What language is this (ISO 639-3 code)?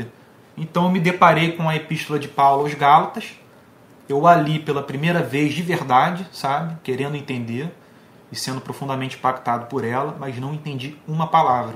por